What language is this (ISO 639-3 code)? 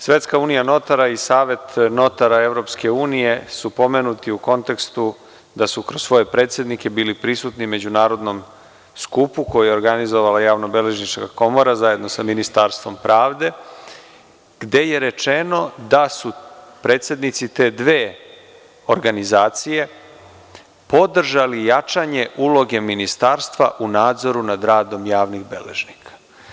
srp